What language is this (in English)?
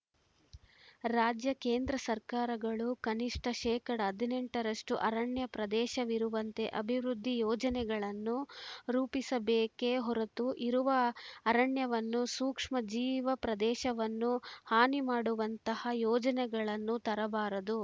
Kannada